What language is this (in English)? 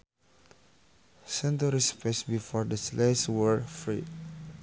Sundanese